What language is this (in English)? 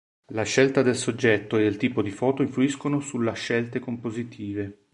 Italian